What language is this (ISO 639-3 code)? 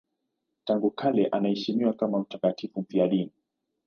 swa